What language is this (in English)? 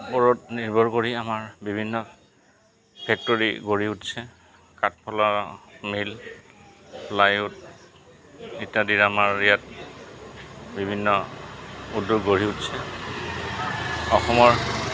Assamese